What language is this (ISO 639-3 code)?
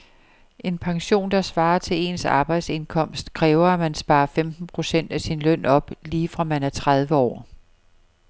dan